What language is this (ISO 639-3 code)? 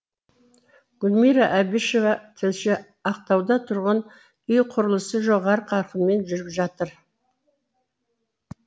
kaz